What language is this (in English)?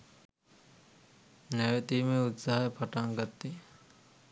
Sinhala